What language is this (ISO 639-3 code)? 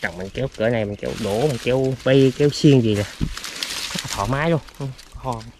vie